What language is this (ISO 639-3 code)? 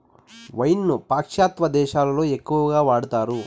tel